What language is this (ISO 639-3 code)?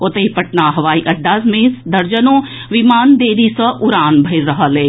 mai